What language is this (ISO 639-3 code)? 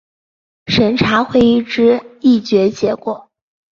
zho